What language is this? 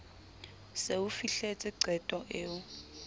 Southern Sotho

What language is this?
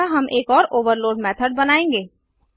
Hindi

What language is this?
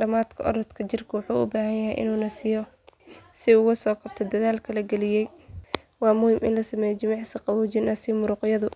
Somali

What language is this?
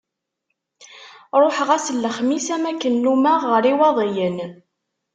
Kabyle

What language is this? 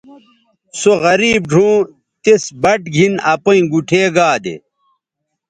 Bateri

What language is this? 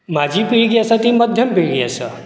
Konkani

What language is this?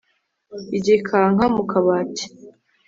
Kinyarwanda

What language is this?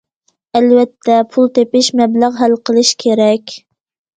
Uyghur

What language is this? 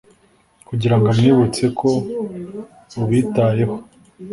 Kinyarwanda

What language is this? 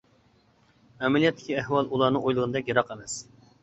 Uyghur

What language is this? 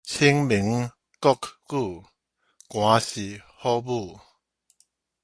Min Nan Chinese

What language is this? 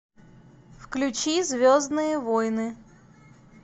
Russian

